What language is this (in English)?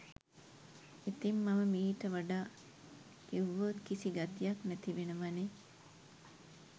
Sinhala